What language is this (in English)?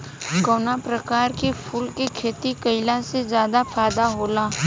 Bhojpuri